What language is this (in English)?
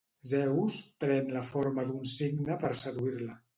Catalan